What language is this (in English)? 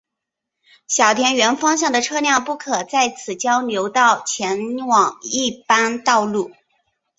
Chinese